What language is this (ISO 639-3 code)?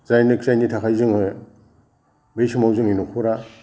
brx